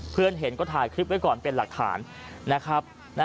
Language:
Thai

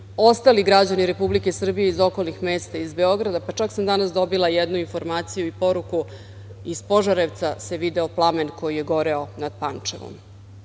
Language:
Serbian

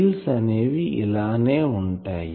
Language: Telugu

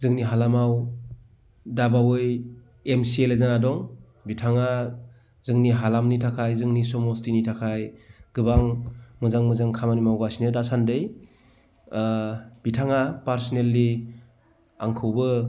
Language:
Bodo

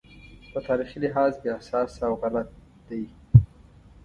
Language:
Pashto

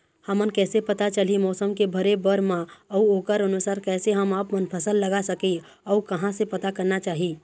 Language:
Chhattisgarhi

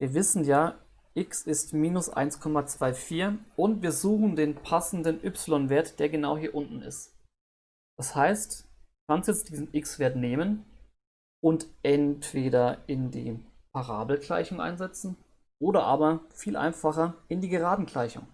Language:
German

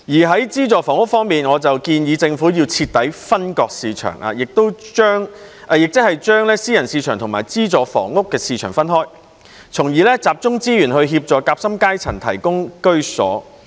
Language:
Cantonese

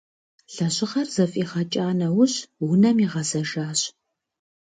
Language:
Kabardian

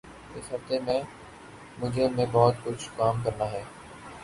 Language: Urdu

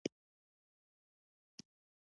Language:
Pashto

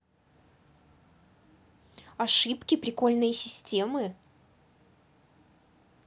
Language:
Russian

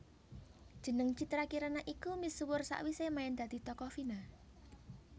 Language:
Javanese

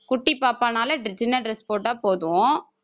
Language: Tamil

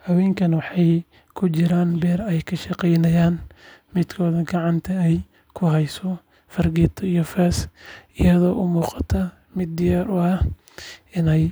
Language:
Somali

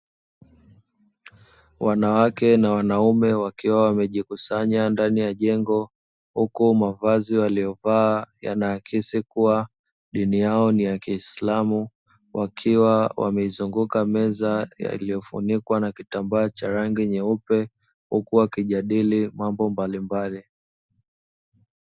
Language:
Swahili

